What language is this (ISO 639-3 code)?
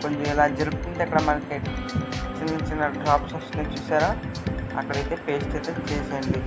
tel